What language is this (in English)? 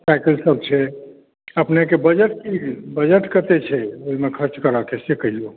Maithili